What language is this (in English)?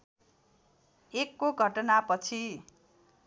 Nepali